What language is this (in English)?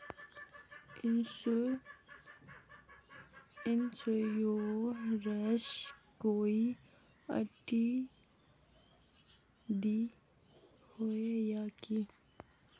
Magahi